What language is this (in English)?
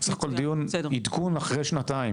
Hebrew